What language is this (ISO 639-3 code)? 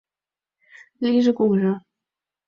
chm